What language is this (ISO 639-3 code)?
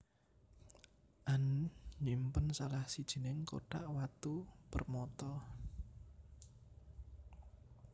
jav